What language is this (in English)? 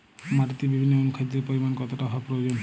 Bangla